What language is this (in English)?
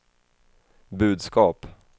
Swedish